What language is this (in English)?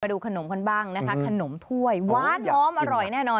Thai